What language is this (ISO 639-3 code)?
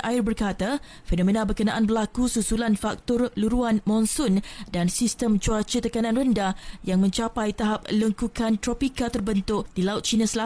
msa